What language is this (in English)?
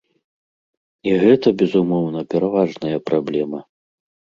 Belarusian